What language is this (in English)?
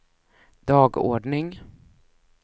Swedish